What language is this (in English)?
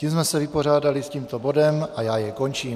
Czech